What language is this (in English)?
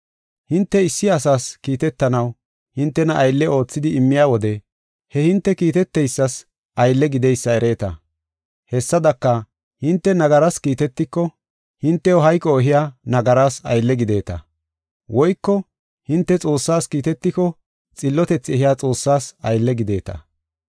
Gofa